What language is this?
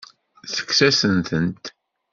Kabyle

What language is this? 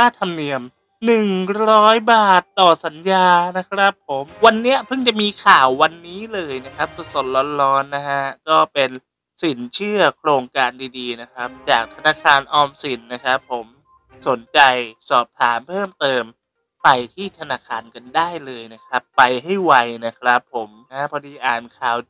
Thai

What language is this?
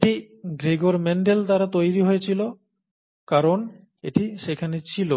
Bangla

